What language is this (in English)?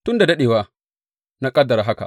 Hausa